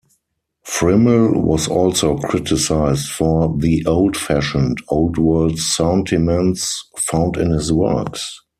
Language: English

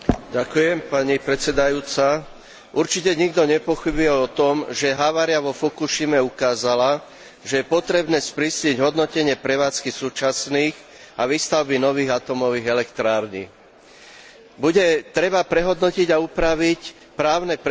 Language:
Slovak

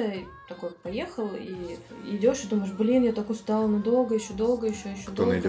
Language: Russian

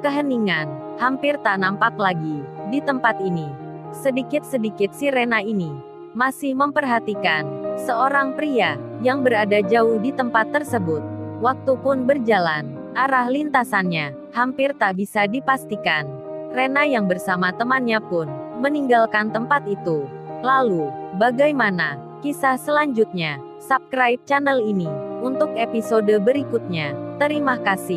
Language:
Indonesian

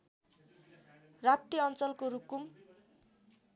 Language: Nepali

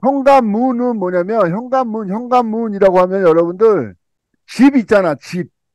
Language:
Korean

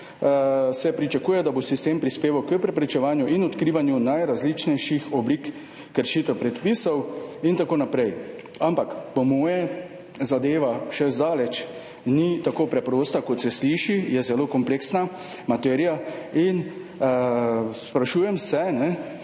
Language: Slovenian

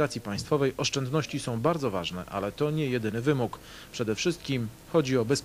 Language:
Polish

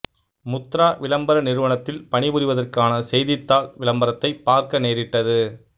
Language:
Tamil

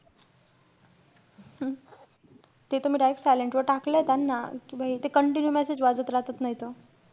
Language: Marathi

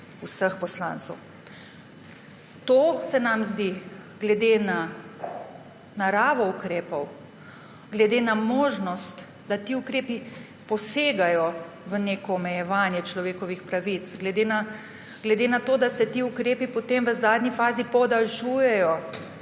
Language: Slovenian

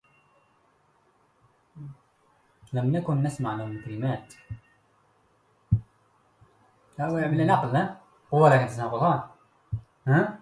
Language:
Arabic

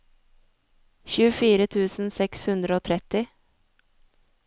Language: Norwegian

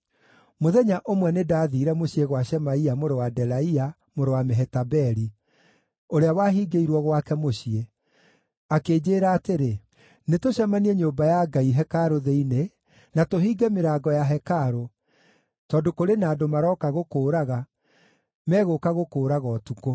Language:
Kikuyu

